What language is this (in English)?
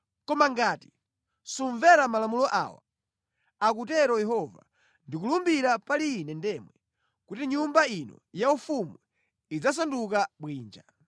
Nyanja